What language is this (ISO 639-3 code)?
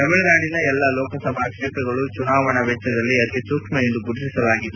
kan